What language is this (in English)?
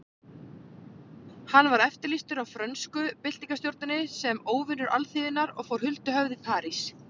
Icelandic